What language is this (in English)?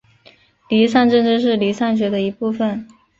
Chinese